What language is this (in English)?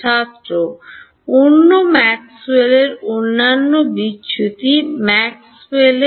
Bangla